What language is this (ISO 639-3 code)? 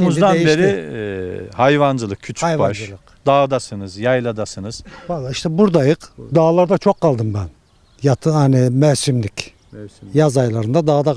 tur